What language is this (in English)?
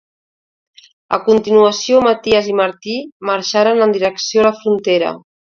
Catalan